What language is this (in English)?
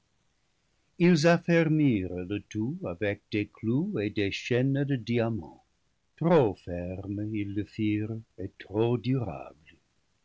French